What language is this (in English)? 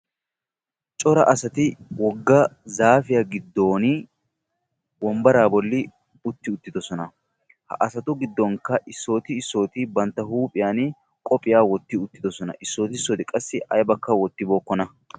Wolaytta